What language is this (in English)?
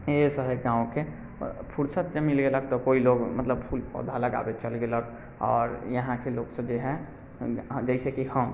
Maithili